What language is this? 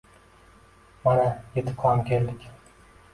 Uzbek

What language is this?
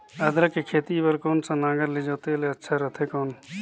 Chhattisgarhi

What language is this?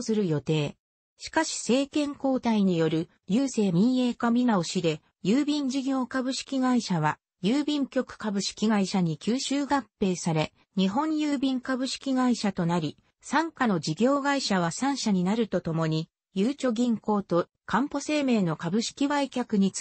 Japanese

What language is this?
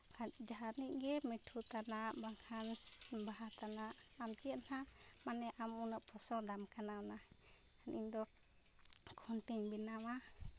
Santali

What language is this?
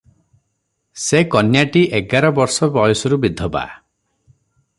Odia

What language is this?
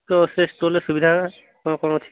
Odia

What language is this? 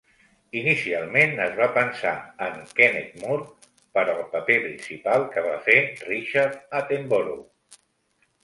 Catalan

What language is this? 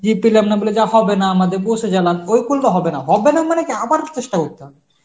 Bangla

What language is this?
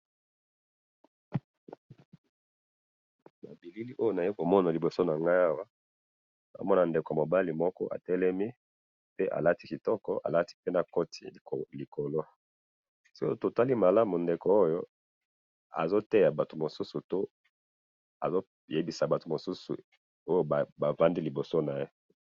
Lingala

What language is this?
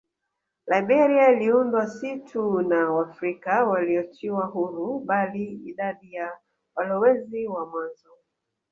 Swahili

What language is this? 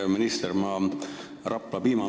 Estonian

